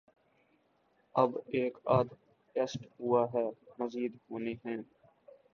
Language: Urdu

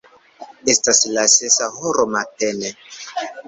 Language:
Esperanto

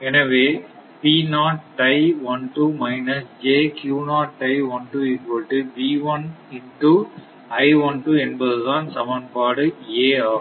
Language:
Tamil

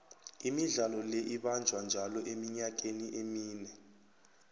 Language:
South Ndebele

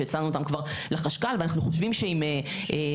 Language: Hebrew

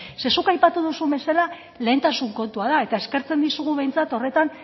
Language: Basque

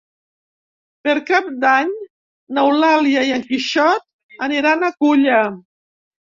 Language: Catalan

